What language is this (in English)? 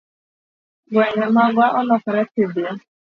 Luo (Kenya and Tanzania)